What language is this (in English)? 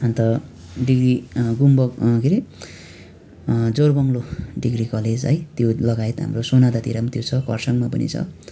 Nepali